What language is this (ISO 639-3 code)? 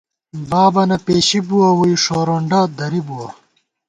gwt